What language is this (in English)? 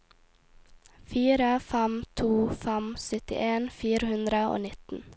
Norwegian